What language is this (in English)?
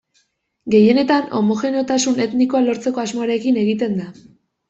Basque